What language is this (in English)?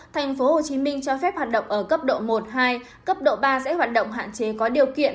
Vietnamese